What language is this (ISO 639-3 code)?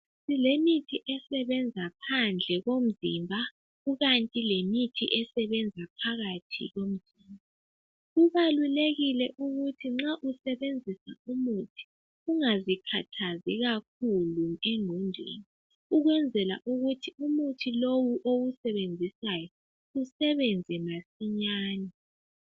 nde